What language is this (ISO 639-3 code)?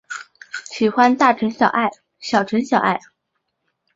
zho